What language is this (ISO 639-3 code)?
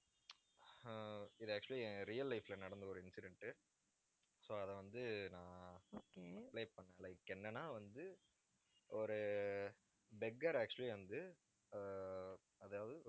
tam